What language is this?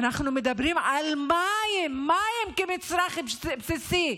Hebrew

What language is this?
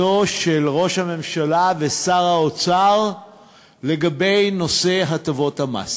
Hebrew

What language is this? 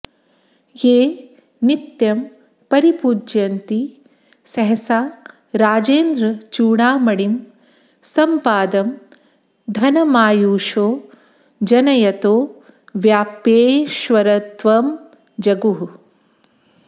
Sanskrit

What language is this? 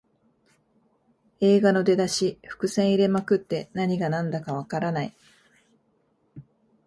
Japanese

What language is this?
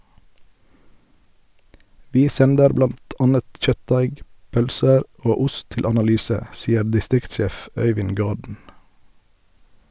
Norwegian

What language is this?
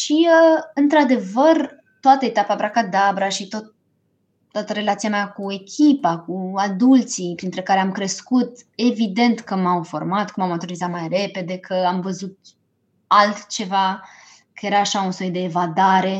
Romanian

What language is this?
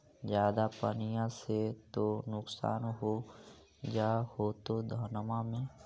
Magahi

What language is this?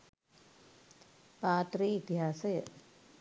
Sinhala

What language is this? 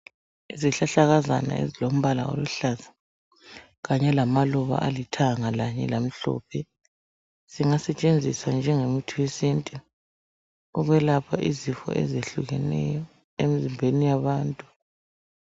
North Ndebele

